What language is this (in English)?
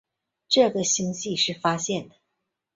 Chinese